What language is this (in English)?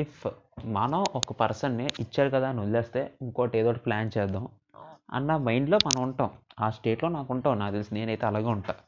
Telugu